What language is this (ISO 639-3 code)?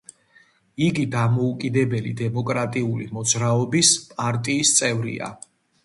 kat